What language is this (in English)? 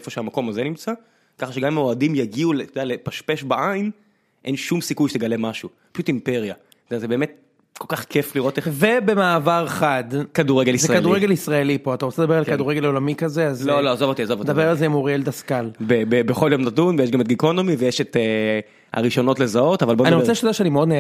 Hebrew